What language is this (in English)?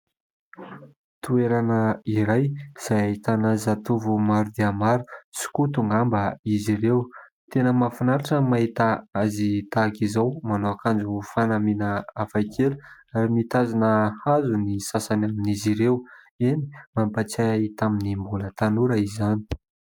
Malagasy